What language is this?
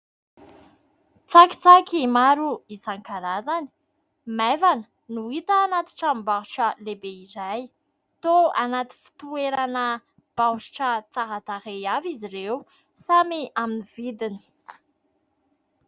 Malagasy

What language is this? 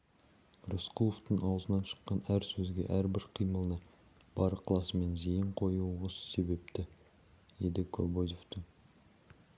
Kazakh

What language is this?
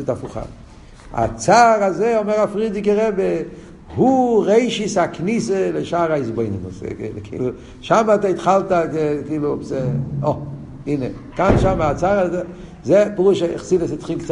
Hebrew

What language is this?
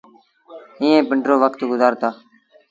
Sindhi Bhil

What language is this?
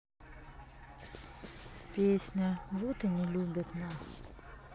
Russian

